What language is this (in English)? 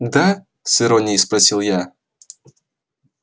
Russian